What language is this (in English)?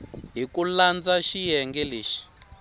Tsonga